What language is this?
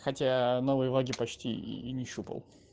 Russian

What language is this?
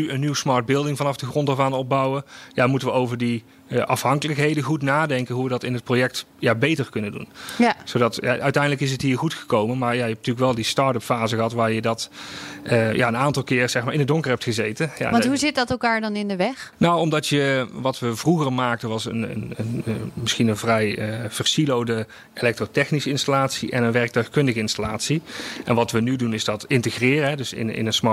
Dutch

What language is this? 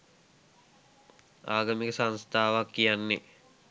Sinhala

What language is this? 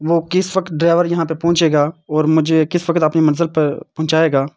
Urdu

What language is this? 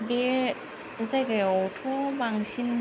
Bodo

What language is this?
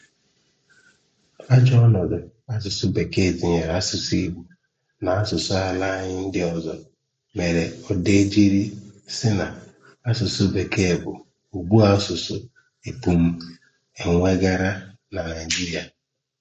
Igbo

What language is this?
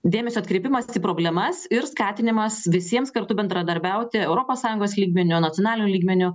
Lithuanian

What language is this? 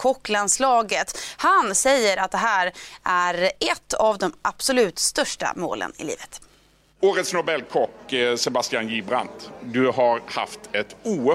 Swedish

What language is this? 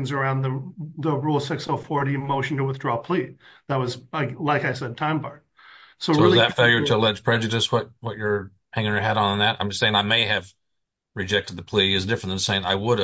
English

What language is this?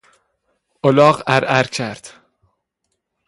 Persian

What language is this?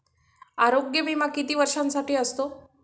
Marathi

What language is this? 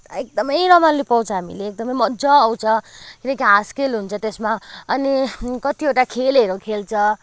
Nepali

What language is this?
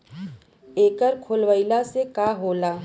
Bhojpuri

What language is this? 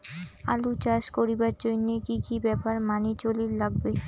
Bangla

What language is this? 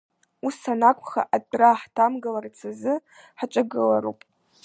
Abkhazian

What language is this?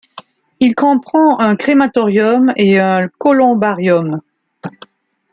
French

